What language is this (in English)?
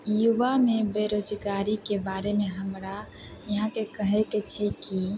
Maithili